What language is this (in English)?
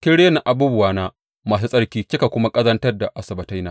Hausa